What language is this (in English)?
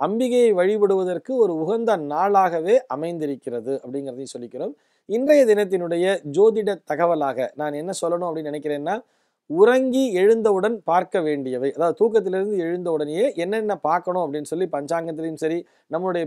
Romanian